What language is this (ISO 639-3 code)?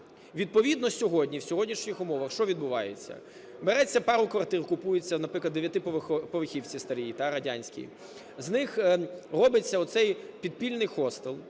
ukr